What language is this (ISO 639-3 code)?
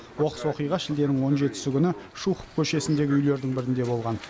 kaz